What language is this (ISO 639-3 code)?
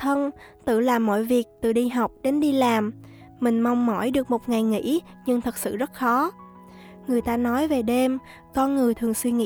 vie